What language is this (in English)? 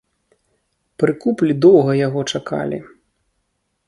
Belarusian